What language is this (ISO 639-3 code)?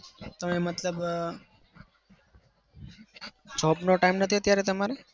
guj